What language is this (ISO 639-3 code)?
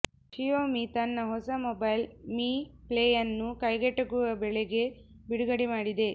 kan